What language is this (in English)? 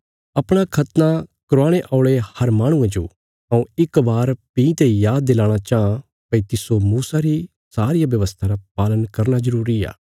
Bilaspuri